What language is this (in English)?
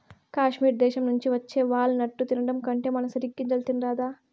Telugu